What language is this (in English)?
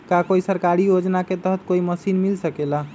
Magahi